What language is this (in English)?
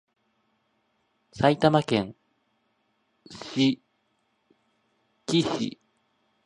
Japanese